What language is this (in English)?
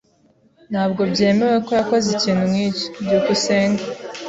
Kinyarwanda